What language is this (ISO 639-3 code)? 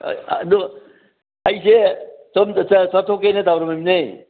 mni